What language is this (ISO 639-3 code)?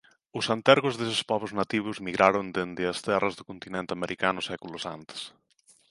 glg